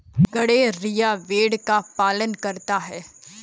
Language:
Hindi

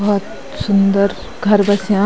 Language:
Garhwali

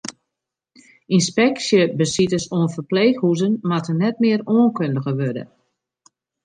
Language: Western Frisian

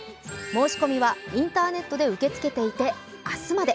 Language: Japanese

